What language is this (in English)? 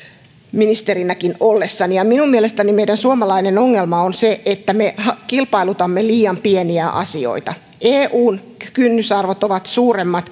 Finnish